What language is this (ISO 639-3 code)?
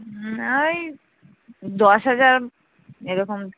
ben